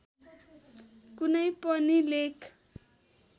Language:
Nepali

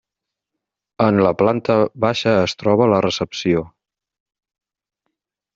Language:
Catalan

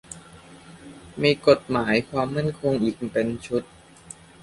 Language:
Thai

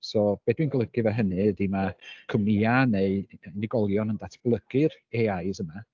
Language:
Welsh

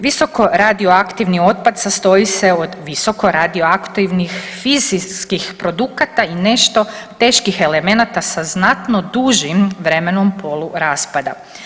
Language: Croatian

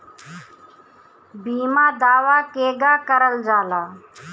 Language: Bhojpuri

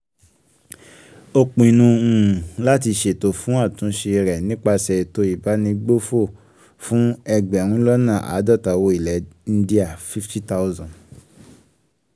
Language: Yoruba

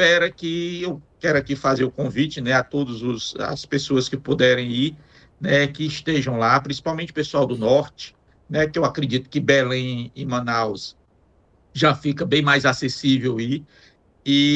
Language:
Portuguese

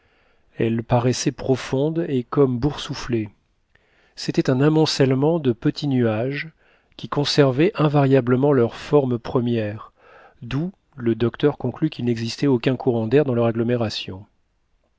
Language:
French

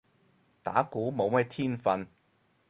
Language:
Cantonese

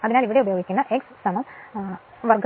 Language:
Malayalam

